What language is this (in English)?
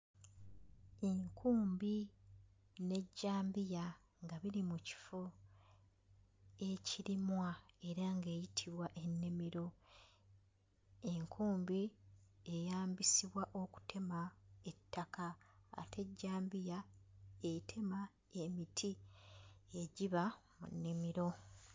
Ganda